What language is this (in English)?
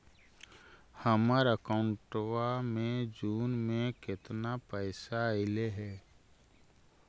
Magahi